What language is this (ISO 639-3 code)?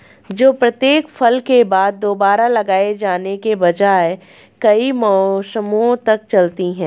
hin